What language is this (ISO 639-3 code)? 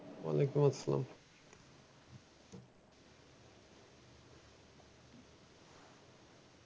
ben